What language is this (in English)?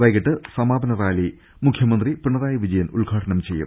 Malayalam